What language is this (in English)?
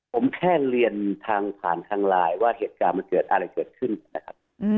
Thai